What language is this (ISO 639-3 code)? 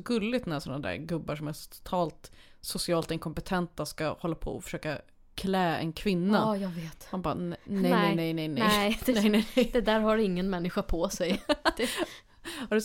swe